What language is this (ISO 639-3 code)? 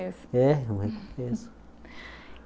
por